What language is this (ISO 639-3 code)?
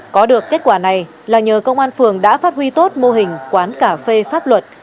vie